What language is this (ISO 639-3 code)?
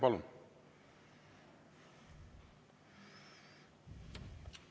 est